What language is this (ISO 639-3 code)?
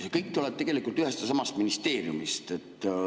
est